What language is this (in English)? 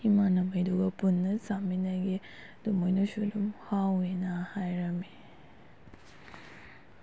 Manipuri